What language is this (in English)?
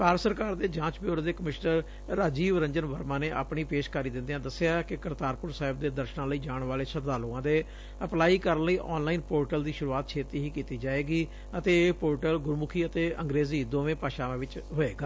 Punjabi